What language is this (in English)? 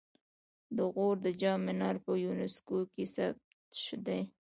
Pashto